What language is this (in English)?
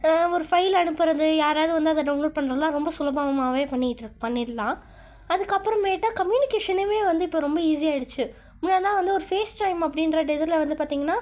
Tamil